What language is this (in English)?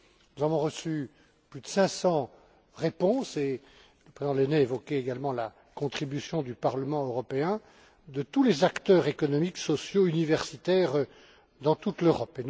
French